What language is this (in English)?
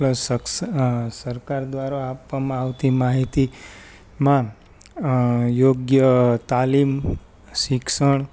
Gujarati